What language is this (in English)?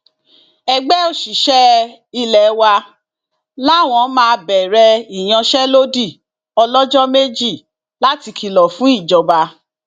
Yoruba